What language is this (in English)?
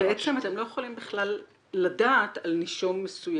Hebrew